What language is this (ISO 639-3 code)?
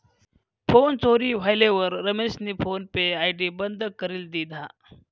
mar